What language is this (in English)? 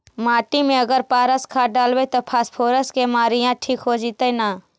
Magahi